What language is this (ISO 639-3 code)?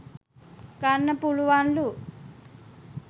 sin